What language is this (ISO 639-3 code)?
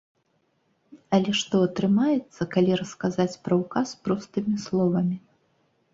bel